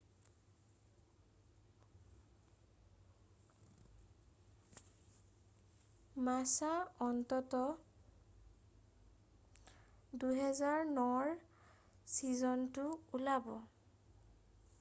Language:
Assamese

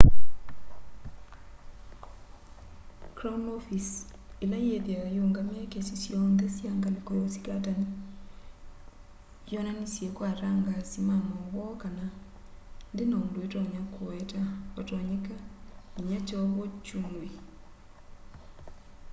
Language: Kamba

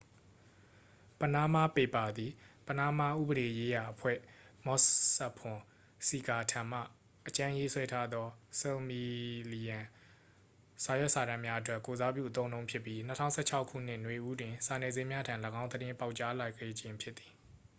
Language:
Burmese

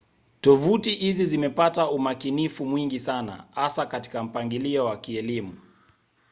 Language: Swahili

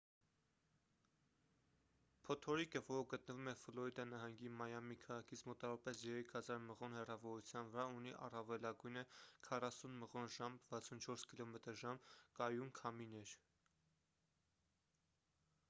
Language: Armenian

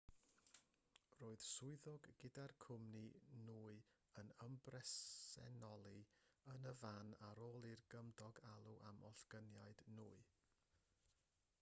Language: Welsh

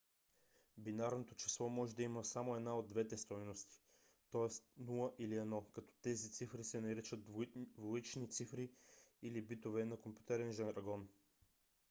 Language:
Bulgarian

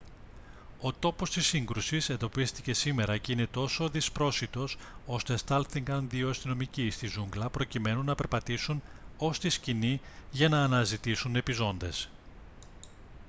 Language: Greek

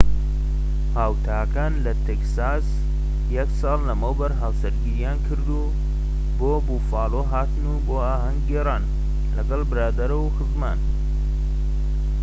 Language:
Central Kurdish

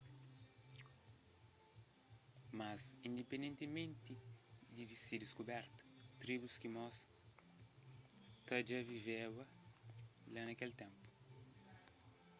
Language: Kabuverdianu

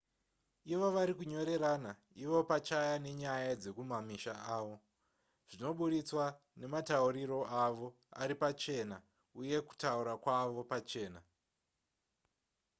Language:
Shona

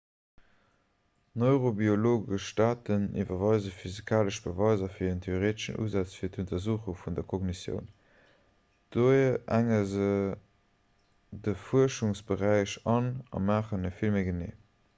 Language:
Luxembourgish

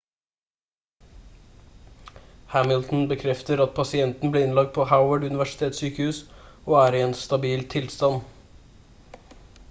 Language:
Norwegian Bokmål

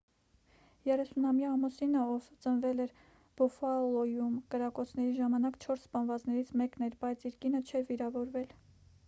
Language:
Armenian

